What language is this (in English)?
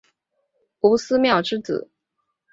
Chinese